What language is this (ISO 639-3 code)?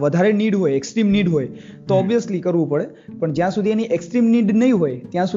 guj